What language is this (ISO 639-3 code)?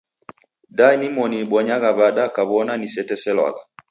dav